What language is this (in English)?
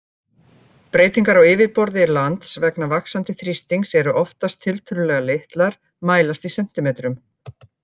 Icelandic